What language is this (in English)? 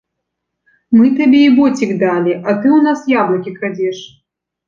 Belarusian